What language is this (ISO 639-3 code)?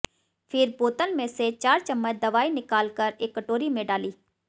hin